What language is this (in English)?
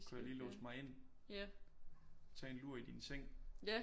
Danish